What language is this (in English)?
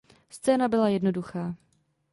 Czech